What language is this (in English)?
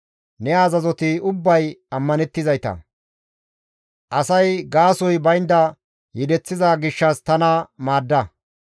Gamo